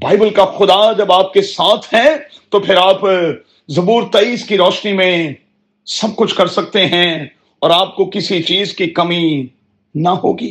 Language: Urdu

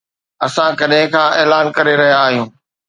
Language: Sindhi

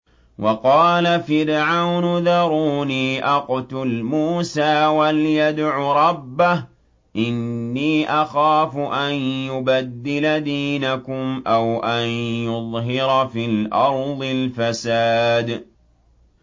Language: Arabic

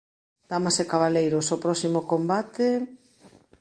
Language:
Galician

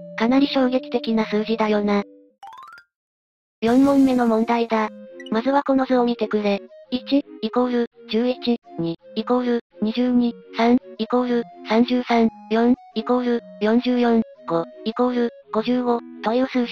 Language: Japanese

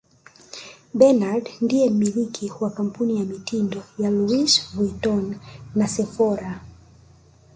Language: Swahili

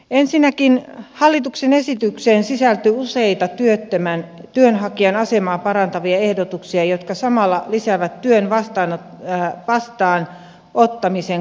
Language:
Finnish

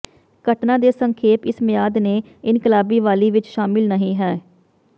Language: Punjabi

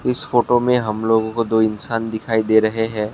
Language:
Hindi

